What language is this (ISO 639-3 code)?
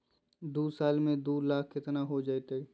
mag